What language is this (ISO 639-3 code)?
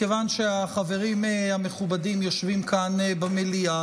heb